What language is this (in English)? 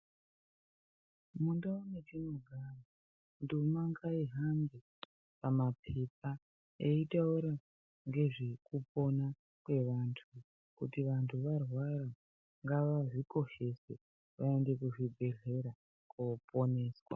Ndau